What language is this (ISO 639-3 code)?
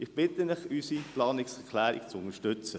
gsw